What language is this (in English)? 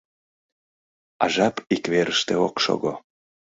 Mari